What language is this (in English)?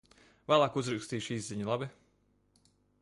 Latvian